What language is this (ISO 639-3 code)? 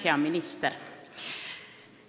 est